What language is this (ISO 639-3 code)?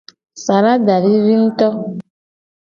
gej